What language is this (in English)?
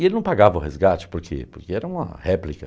Portuguese